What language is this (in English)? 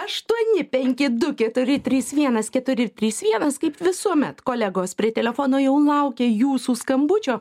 Lithuanian